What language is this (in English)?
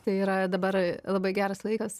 Lithuanian